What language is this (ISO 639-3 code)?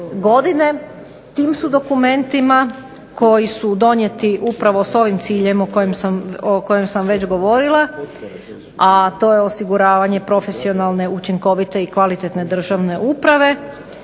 hrv